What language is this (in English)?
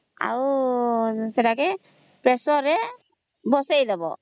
Odia